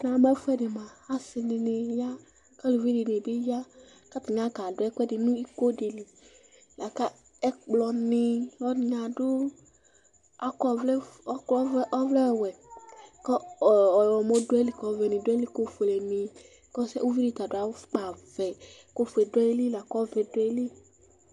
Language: Ikposo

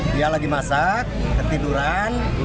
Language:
Indonesian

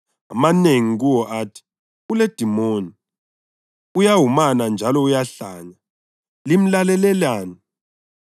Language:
North Ndebele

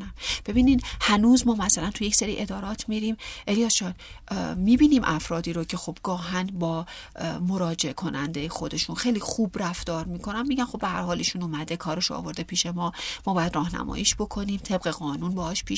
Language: Persian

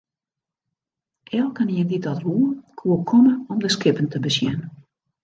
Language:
Western Frisian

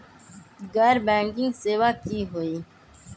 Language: Magahi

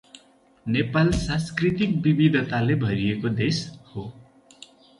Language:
Nepali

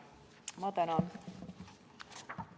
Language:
Estonian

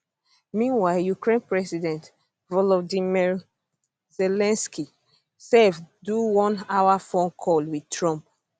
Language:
Nigerian Pidgin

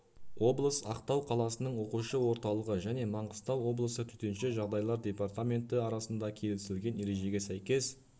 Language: Kazakh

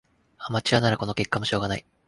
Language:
Japanese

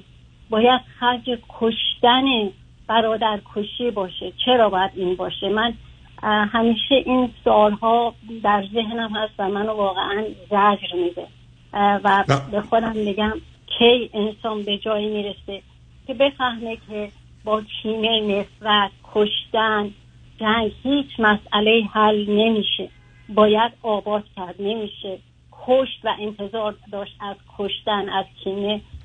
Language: Persian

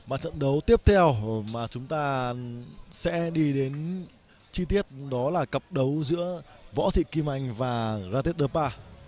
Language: Vietnamese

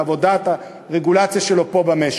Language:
Hebrew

